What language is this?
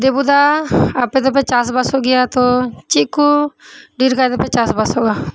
Santali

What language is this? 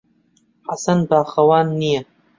Central Kurdish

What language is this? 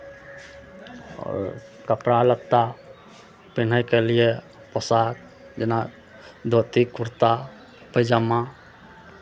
Maithili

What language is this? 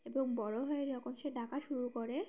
Bangla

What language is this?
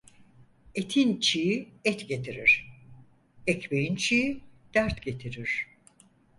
Turkish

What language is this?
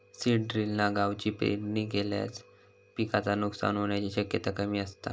Marathi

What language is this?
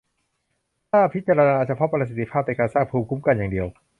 Thai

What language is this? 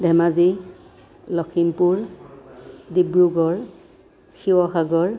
Assamese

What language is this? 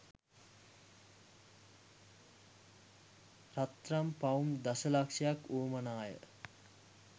Sinhala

